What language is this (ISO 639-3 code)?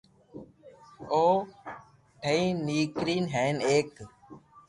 lrk